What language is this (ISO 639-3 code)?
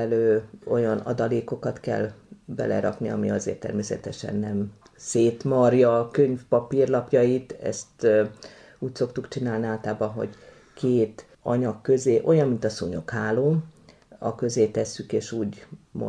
hun